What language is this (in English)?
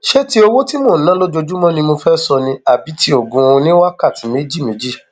Yoruba